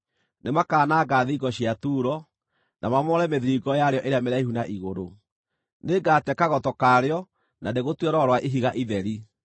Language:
Kikuyu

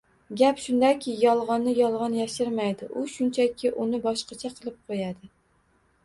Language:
Uzbek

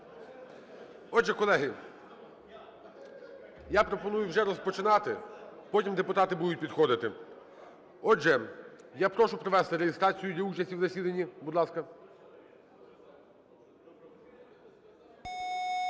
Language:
Ukrainian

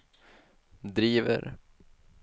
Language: Swedish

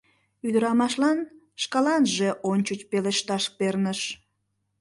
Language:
Mari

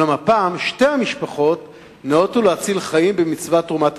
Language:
Hebrew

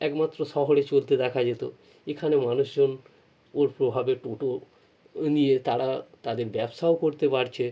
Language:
Bangla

